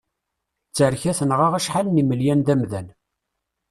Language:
Kabyle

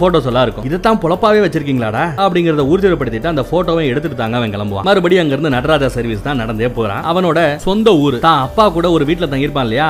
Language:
Tamil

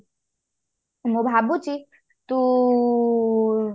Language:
Odia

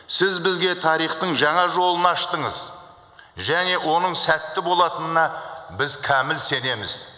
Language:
Kazakh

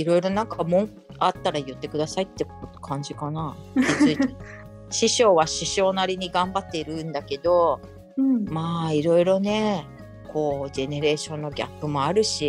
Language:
Japanese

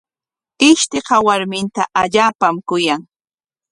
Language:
Corongo Ancash Quechua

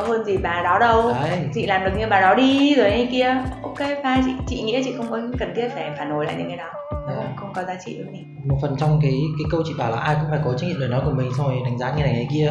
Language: Vietnamese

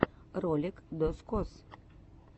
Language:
Russian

